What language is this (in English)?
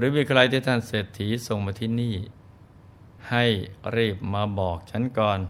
Thai